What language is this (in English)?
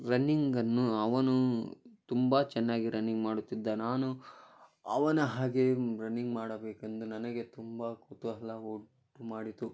Kannada